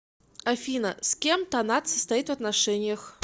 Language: Russian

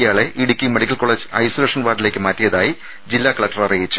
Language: Malayalam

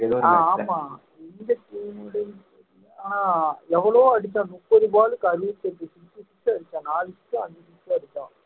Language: Tamil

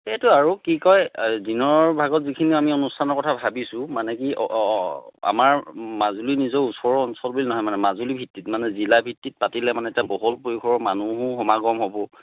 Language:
Assamese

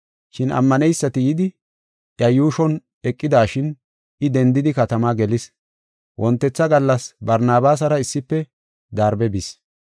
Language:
Gofa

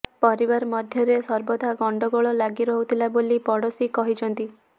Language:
Odia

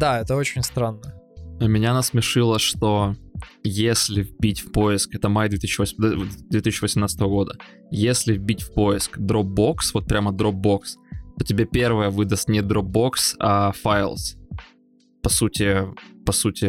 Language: Russian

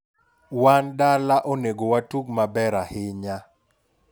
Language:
Luo (Kenya and Tanzania)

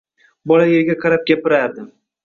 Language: Uzbek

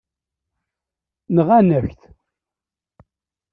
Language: Kabyle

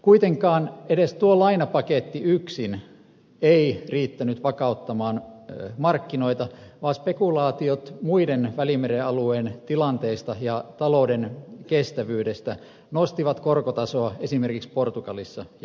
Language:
Finnish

